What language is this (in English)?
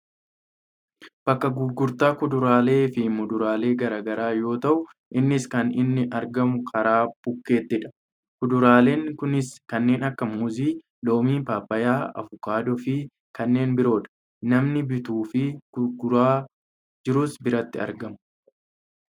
Oromo